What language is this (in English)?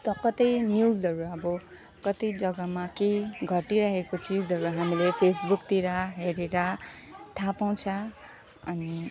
Nepali